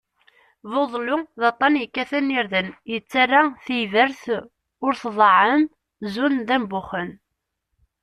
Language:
Kabyle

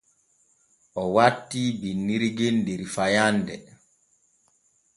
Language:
Borgu Fulfulde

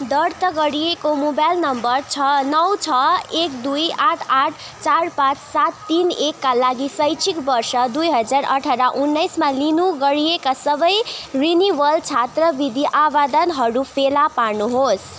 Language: Nepali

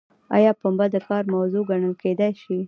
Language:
Pashto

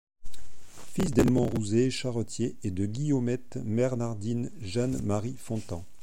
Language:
French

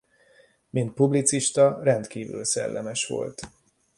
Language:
Hungarian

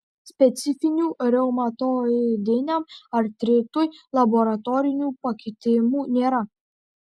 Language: Lithuanian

